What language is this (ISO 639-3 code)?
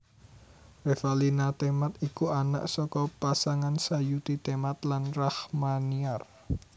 jav